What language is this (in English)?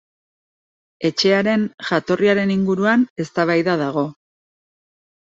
Basque